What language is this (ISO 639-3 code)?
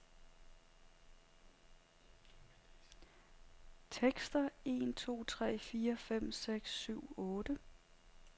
dan